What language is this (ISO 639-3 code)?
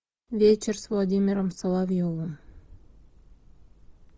rus